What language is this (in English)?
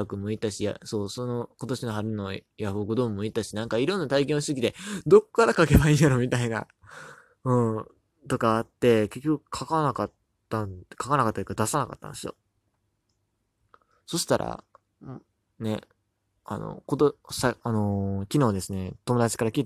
Japanese